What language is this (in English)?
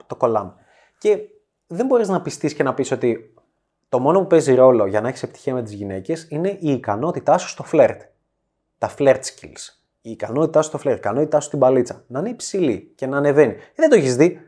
Greek